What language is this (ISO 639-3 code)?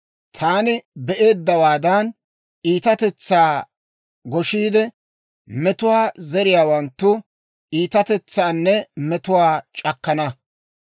dwr